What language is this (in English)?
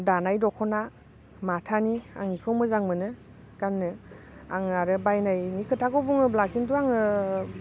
Bodo